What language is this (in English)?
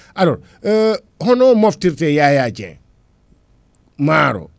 Fula